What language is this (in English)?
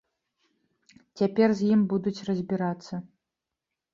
Belarusian